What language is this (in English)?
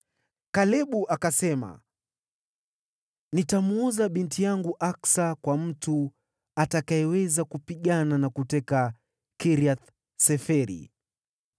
Swahili